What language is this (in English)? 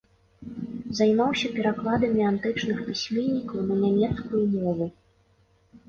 Belarusian